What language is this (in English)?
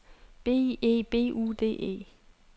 Danish